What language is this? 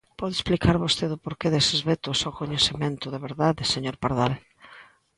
Galician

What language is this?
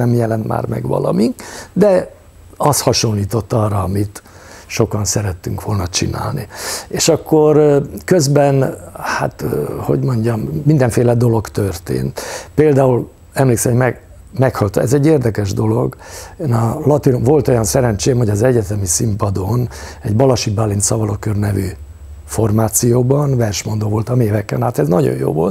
Hungarian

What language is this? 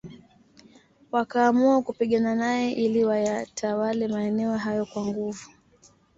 Swahili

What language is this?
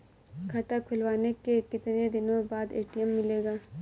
Hindi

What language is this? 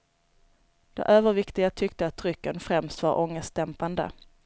Swedish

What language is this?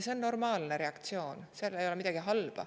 Estonian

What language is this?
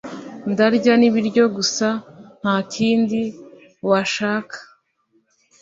Kinyarwanda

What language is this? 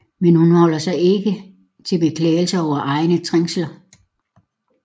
Danish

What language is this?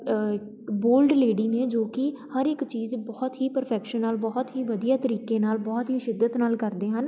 Punjabi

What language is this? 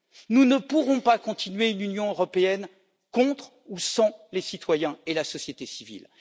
French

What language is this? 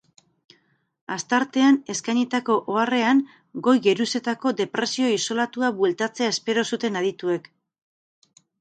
Basque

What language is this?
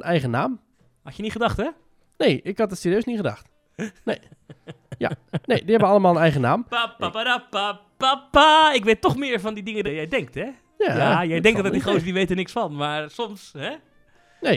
Dutch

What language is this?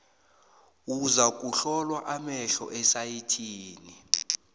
South Ndebele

